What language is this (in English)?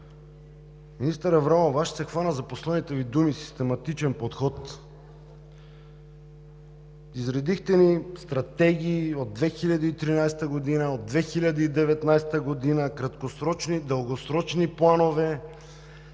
Bulgarian